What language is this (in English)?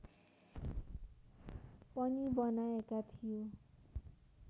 Nepali